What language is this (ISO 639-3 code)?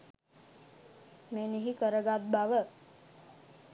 sin